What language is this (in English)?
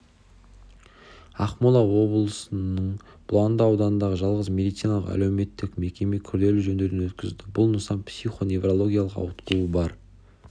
Kazakh